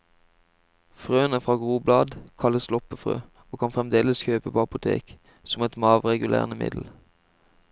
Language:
Norwegian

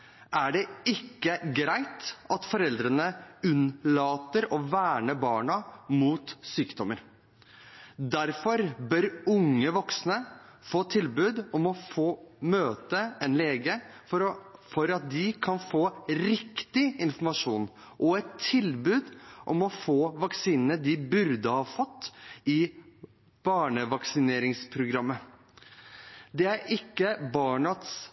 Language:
Norwegian Bokmål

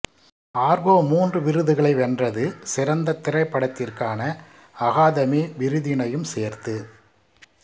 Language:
Tamil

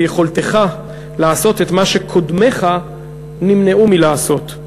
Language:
Hebrew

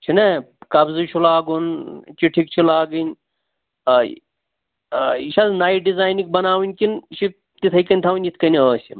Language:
Kashmiri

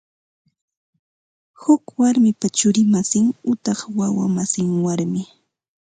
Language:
Ambo-Pasco Quechua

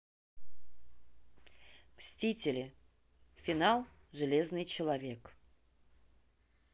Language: Russian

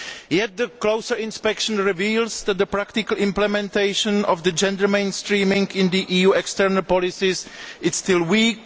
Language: English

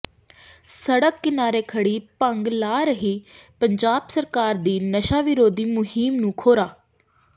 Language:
Punjabi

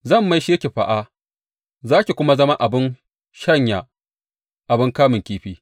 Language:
Hausa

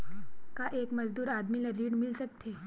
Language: Chhattisgarhi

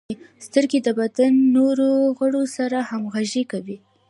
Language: Pashto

